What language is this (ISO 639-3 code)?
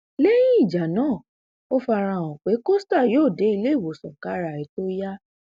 yor